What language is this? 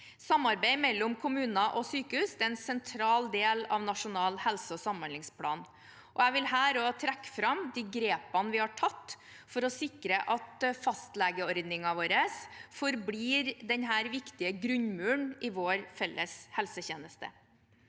Norwegian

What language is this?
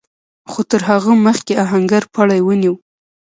Pashto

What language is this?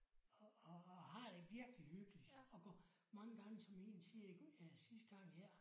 Danish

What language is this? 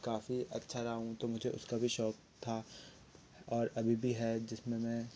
Hindi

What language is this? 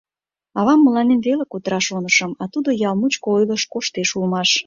Mari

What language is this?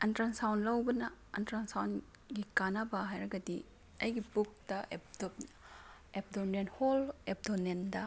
Manipuri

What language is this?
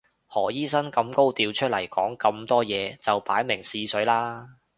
Cantonese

